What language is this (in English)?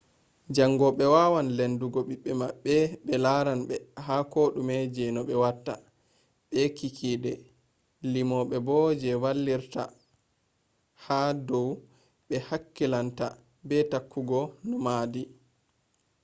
Fula